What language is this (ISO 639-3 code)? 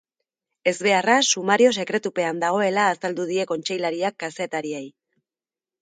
eus